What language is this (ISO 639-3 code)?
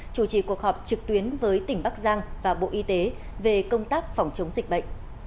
vie